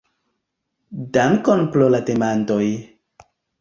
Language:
Esperanto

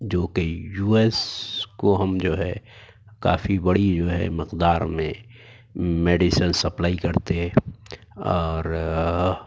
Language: Urdu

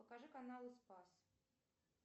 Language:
Russian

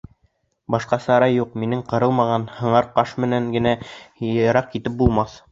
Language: Bashkir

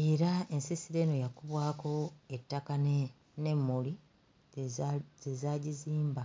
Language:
Ganda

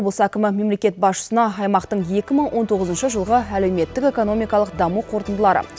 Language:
Kazakh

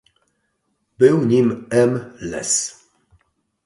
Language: Polish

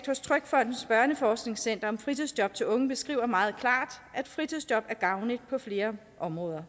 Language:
Danish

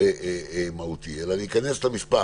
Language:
Hebrew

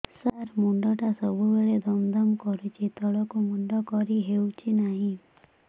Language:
Odia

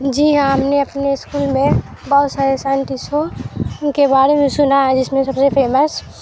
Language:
Urdu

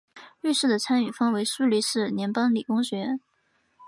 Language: Chinese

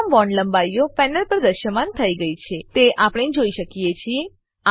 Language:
Gujarati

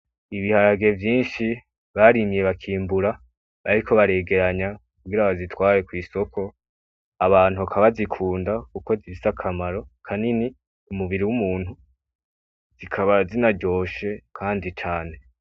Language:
Rundi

